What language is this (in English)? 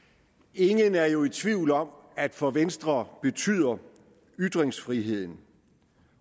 Danish